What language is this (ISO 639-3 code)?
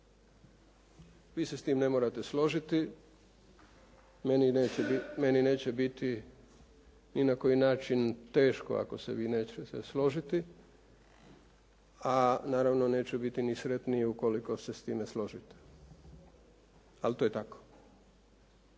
hrv